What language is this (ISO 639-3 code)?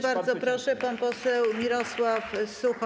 pol